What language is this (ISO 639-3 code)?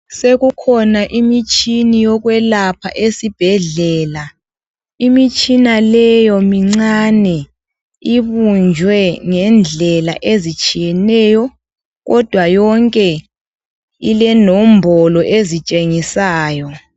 nde